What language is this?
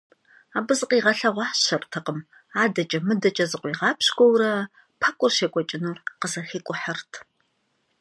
Kabardian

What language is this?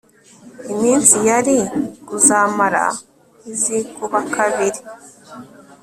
Kinyarwanda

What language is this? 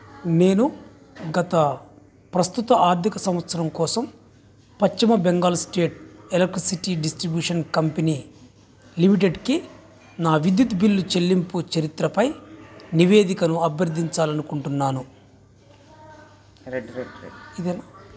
Telugu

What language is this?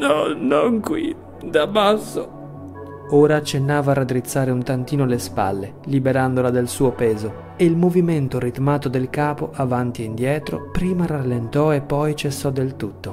Italian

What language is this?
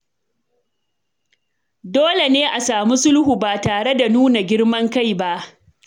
Hausa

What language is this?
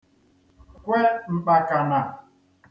Igbo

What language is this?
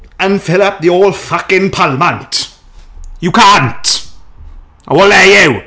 Welsh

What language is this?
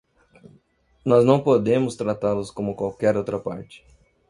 Portuguese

